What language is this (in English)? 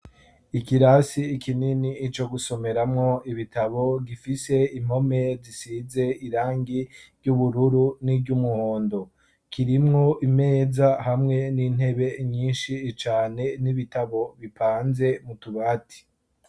Rundi